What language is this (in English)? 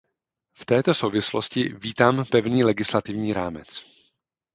Czech